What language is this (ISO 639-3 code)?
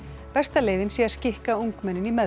isl